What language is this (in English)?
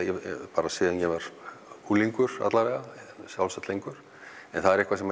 Icelandic